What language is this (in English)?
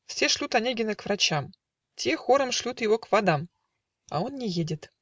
Russian